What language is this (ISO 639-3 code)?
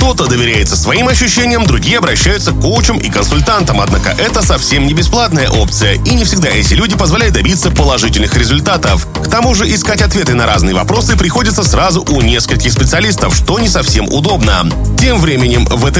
rus